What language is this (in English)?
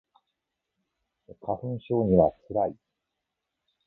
Japanese